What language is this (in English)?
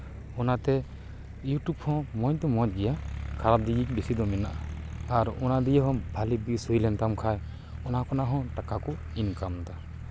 Santali